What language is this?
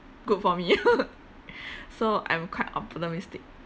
English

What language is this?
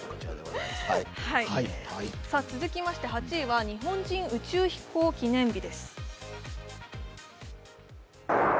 Japanese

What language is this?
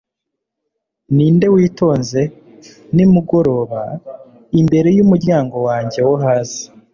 Kinyarwanda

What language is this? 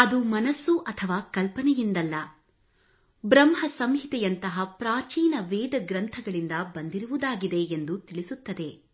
Kannada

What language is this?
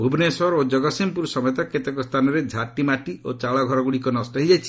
Odia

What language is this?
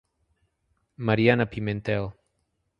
Portuguese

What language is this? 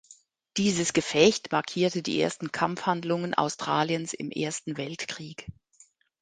German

